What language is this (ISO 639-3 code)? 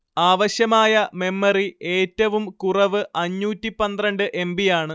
mal